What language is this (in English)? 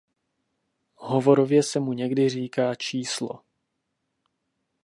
Czech